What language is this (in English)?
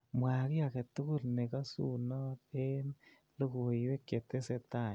Kalenjin